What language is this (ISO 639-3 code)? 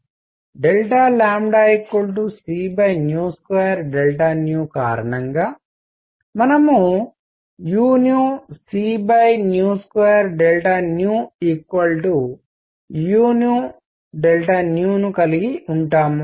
tel